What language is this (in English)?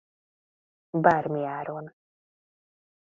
Hungarian